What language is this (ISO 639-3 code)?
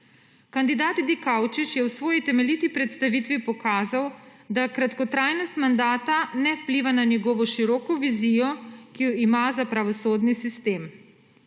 slv